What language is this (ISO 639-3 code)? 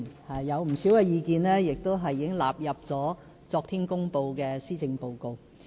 yue